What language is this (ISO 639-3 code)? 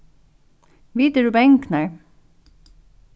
fao